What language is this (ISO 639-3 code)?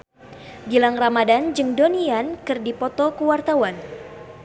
sun